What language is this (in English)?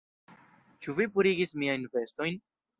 Esperanto